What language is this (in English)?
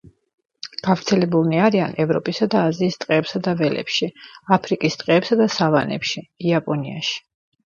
Georgian